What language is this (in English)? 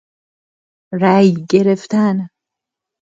Persian